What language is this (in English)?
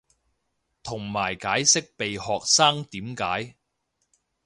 Cantonese